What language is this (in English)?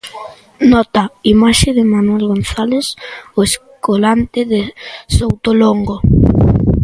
Galician